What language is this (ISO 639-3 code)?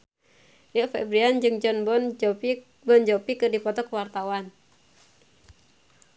sun